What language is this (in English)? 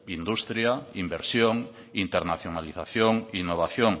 Basque